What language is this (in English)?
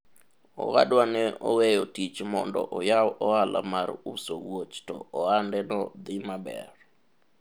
Luo (Kenya and Tanzania)